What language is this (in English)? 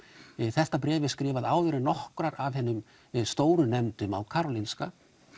Icelandic